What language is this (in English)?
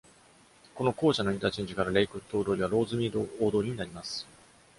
Japanese